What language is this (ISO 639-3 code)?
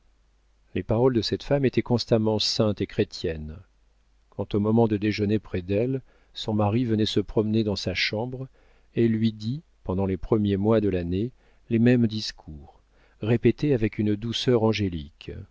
fra